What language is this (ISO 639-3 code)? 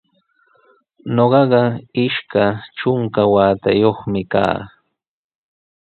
qws